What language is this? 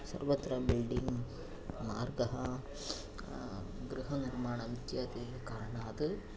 Sanskrit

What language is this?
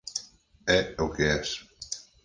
Galician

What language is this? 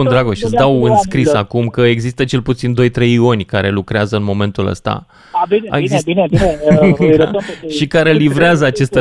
Romanian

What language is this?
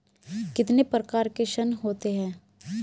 Hindi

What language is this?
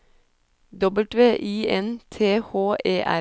Norwegian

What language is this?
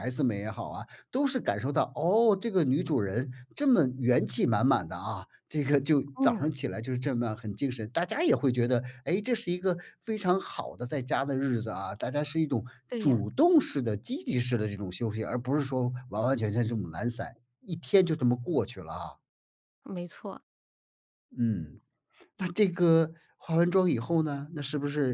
Chinese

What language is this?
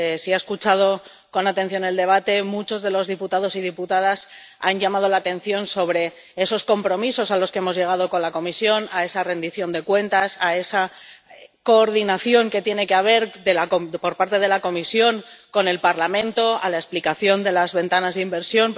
Spanish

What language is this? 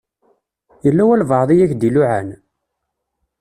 Kabyle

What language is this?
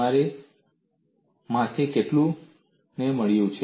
Gujarati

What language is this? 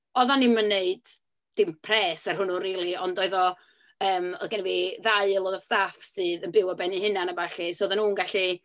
Welsh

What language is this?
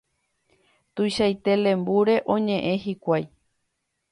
Guarani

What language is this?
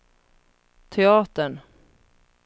Swedish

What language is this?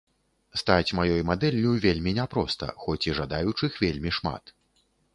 Belarusian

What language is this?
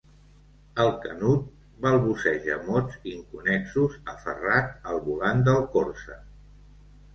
Catalan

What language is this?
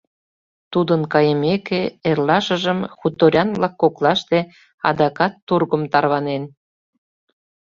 Mari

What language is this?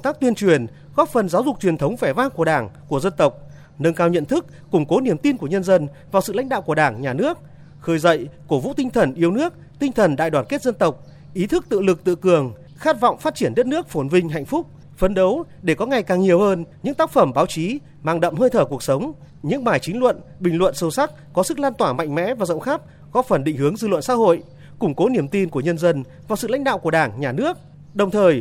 Vietnamese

